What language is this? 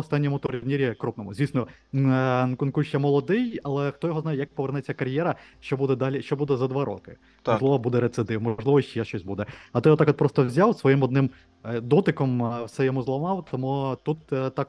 Ukrainian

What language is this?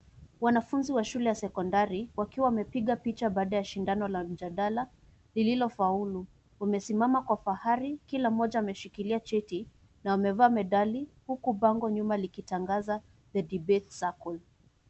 Swahili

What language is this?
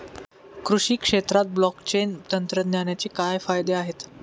Marathi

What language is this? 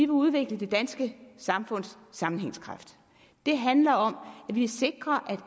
Danish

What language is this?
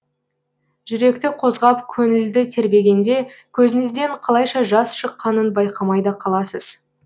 Kazakh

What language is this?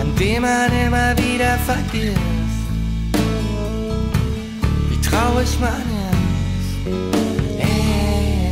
German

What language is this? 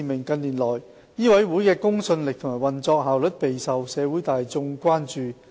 Cantonese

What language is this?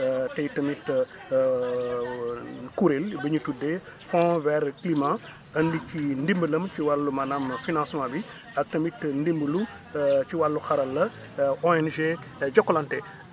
Wolof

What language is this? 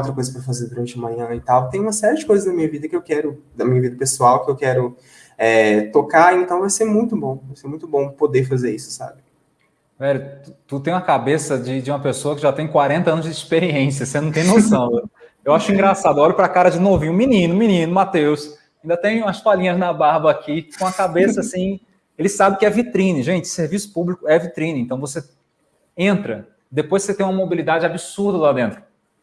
Portuguese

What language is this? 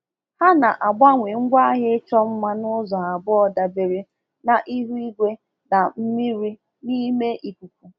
Igbo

